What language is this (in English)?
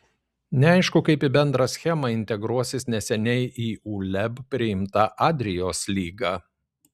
Lithuanian